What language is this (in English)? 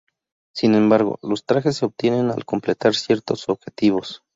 Spanish